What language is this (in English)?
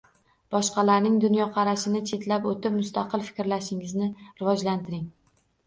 Uzbek